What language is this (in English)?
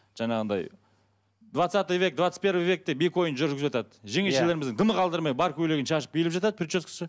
Kazakh